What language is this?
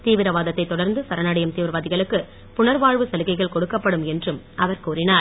Tamil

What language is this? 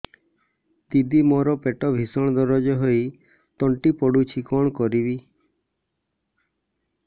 Odia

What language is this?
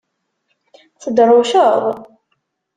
Kabyle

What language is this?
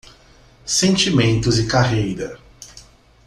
Portuguese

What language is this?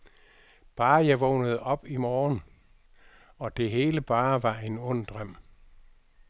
Danish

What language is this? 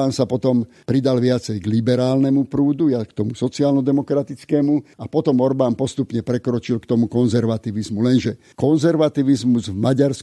Slovak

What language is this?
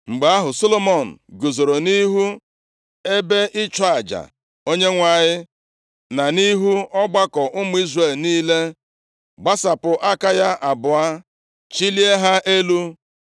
Igbo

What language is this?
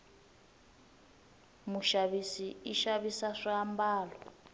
Tsonga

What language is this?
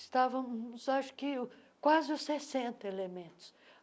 Portuguese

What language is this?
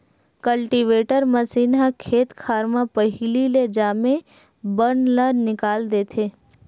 Chhattisgarhi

